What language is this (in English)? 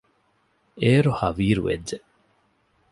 Divehi